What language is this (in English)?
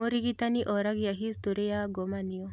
Kikuyu